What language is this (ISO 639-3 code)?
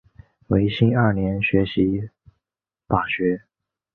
zho